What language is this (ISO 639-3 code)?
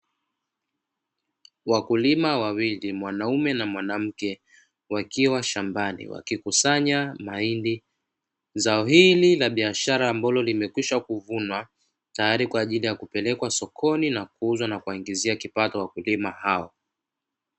swa